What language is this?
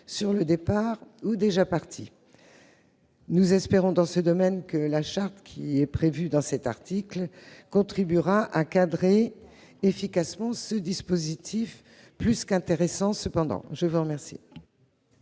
French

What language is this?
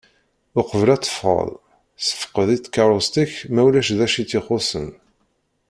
Kabyle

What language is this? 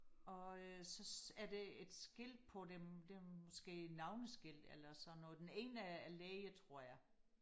Danish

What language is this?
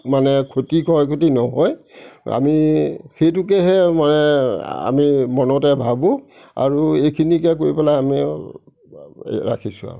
Assamese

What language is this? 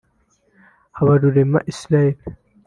Kinyarwanda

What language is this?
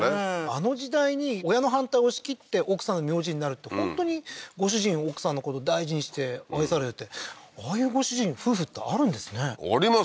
Japanese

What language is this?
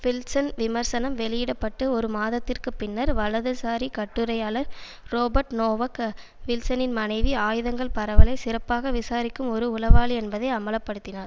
Tamil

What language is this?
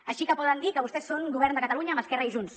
Catalan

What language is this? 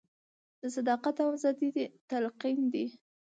Pashto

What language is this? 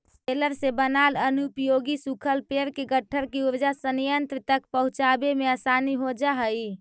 Magahi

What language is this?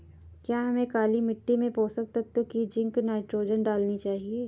Hindi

